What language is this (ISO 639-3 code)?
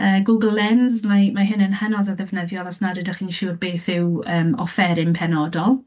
cym